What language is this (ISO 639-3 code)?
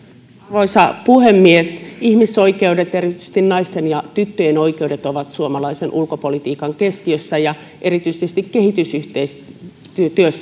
fin